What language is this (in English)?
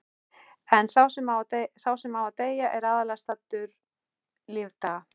Icelandic